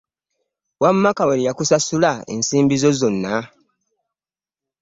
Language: Ganda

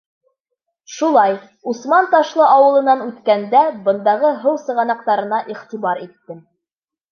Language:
Bashkir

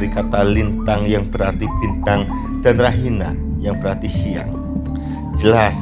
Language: Indonesian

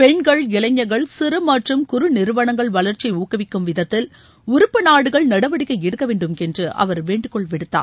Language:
Tamil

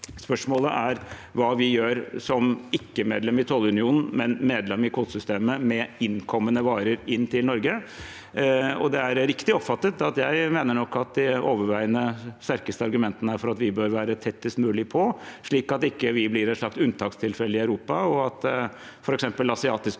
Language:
Norwegian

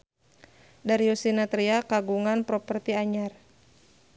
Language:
Sundanese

